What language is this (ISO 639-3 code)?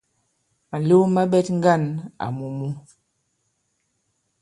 abb